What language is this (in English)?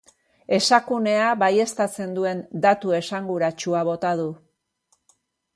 Basque